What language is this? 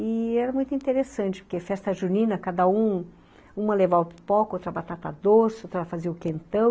Portuguese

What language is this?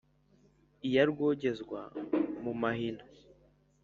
Kinyarwanda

